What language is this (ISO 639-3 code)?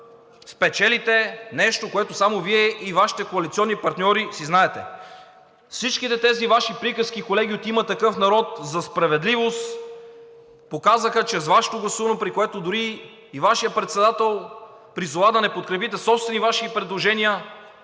bul